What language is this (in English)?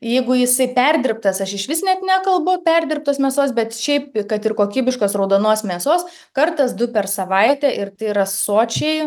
Lithuanian